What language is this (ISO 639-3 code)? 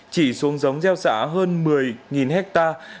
vie